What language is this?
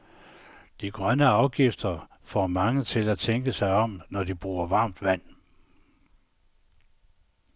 Danish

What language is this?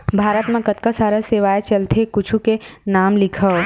Chhattisgarhi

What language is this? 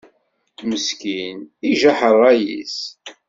Kabyle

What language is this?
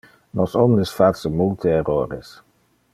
Interlingua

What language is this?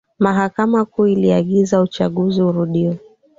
Swahili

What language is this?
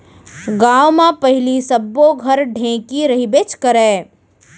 Chhattisgarhi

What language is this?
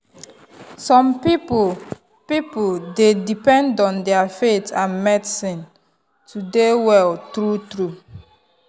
Nigerian Pidgin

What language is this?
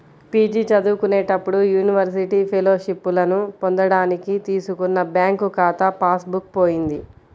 Telugu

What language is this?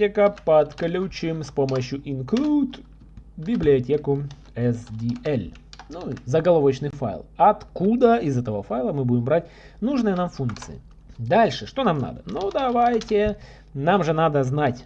Russian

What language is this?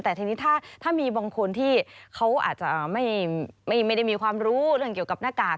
Thai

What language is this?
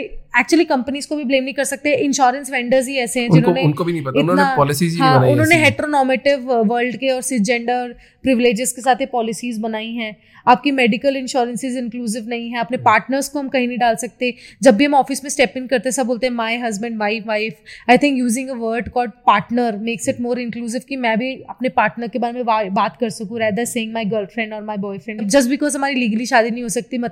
Hindi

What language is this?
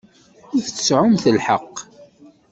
Kabyle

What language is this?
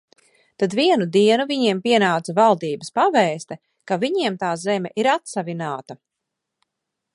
Latvian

